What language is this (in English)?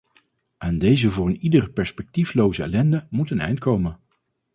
Dutch